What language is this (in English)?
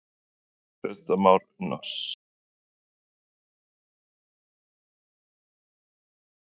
Icelandic